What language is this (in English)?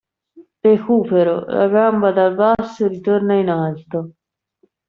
Italian